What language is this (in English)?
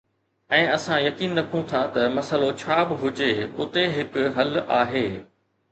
Sindhi